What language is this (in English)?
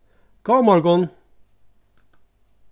Faroese